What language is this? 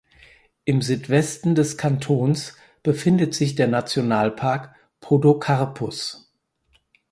German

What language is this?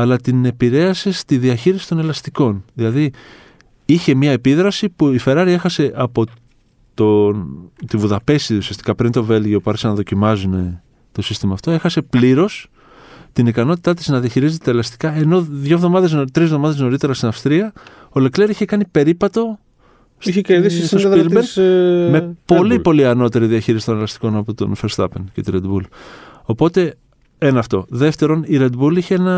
Greek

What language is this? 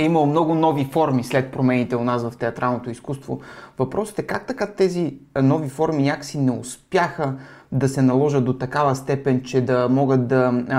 Bulgarian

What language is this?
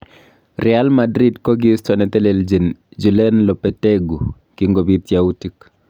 Kalenjin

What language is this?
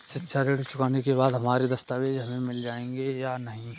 Hindi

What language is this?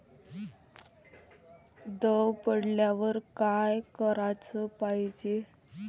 Marathi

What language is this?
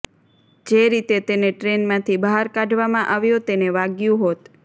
Gujarati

